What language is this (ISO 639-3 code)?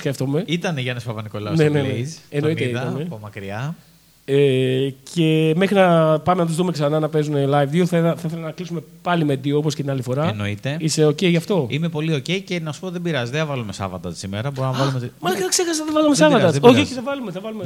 ell